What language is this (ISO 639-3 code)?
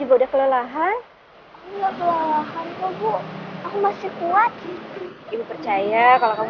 ind